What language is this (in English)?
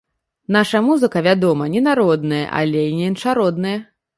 Belarusian